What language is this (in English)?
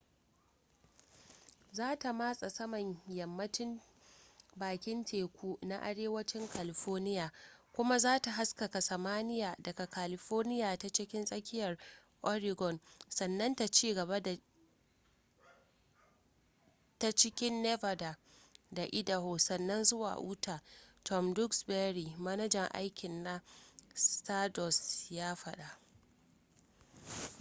Hausa